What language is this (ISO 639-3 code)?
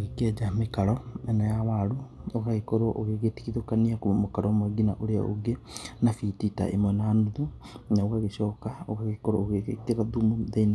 kik